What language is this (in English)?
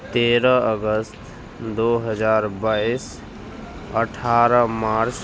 Urdu